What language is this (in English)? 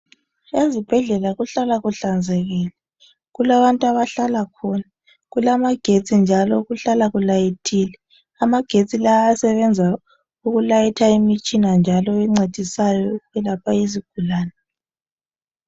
North Ndebele